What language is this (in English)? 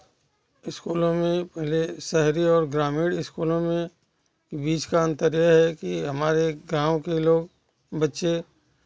Hindi